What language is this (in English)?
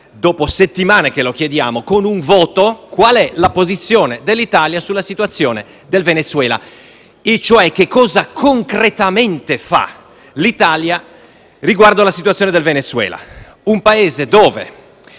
Italian